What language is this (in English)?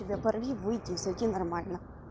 Russian